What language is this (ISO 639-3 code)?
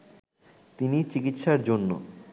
ben